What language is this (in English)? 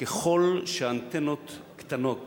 Hebrew